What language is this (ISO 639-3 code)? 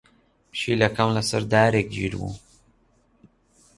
ckb